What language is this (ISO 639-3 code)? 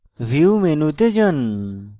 ben